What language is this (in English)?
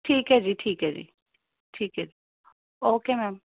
Punjabi